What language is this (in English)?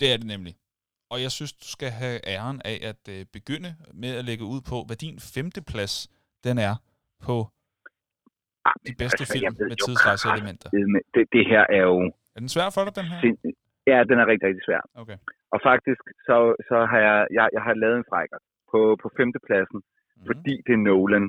Danish